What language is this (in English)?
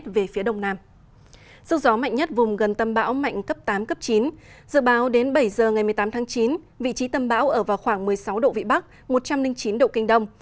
Vietnamese